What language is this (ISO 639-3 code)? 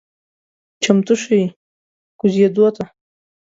pus